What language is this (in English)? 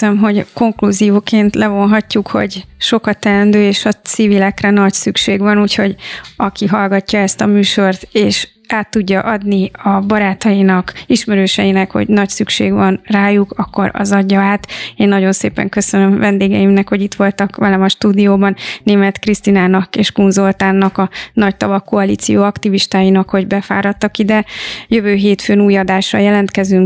Hungarian